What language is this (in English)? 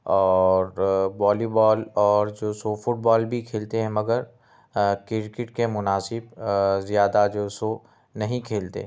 Urdu